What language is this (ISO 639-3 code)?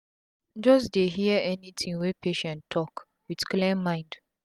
pcm